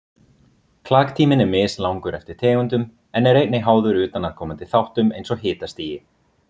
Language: Icelandic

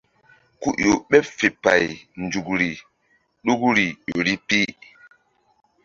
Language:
Mbum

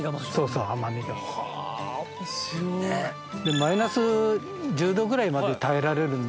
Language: Japanese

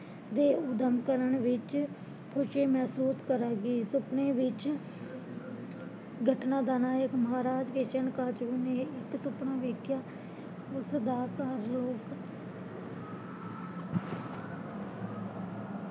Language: Punjabi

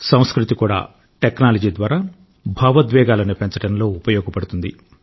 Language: Telugu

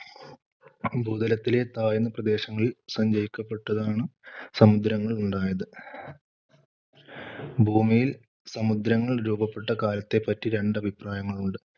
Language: Malayalam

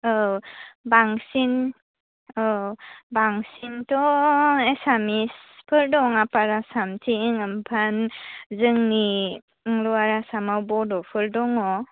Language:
Bodo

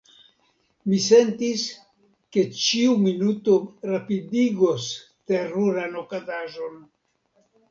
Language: Esperanto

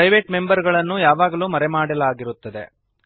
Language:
Kannada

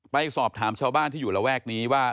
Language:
Thai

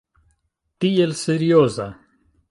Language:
Esperanto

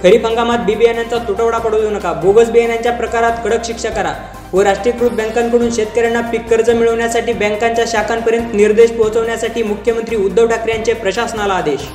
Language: Marathi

